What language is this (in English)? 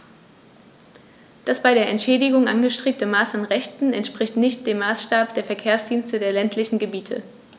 German